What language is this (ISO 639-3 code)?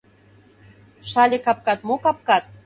chm